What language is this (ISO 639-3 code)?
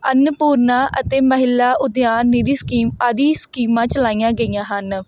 pan